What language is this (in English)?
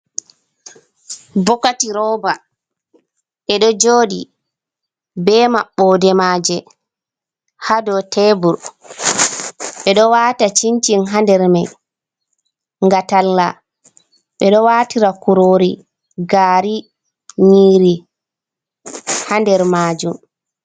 Fula